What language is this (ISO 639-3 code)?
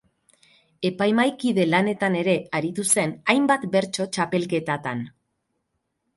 eus